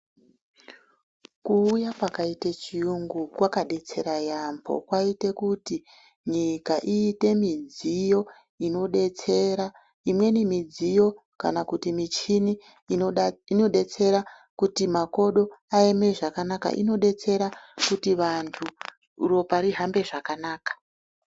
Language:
Ndau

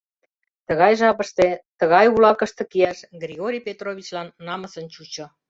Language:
Mari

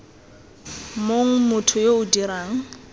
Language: Tswana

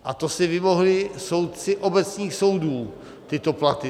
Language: Czech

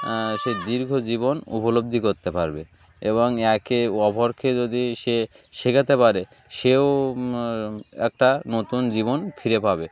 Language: Bangla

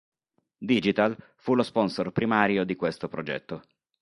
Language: Italian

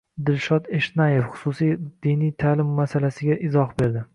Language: Uzbek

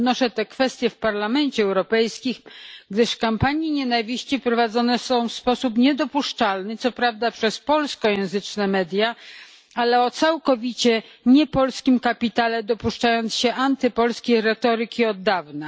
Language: Polish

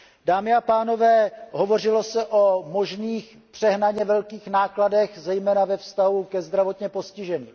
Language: Czech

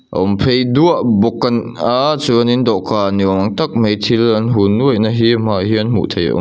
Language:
Mizo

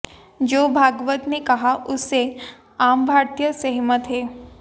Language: Hindi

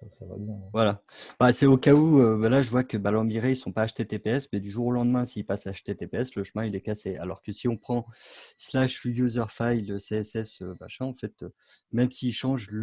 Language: French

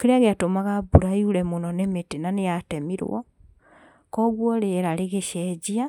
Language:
Kikuyu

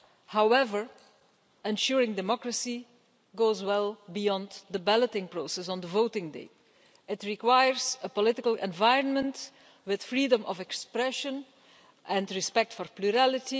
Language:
English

